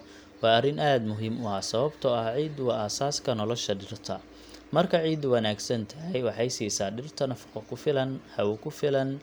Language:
Somali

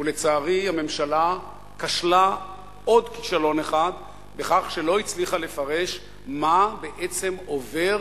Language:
Hebrew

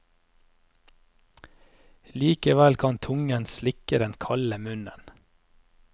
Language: Norwegian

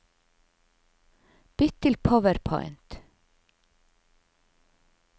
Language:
Norwegian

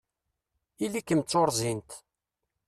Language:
Kabyle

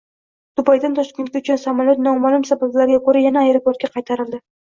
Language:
Uzbek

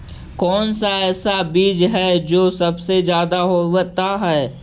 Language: Magahi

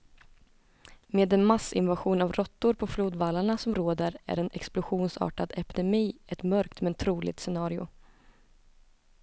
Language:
Swedish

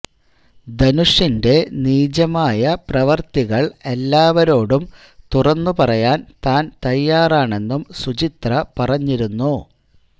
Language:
Malayalam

